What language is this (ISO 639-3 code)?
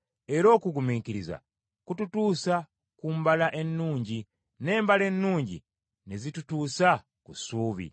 lug